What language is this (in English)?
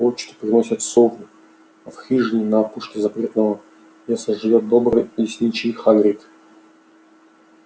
Russian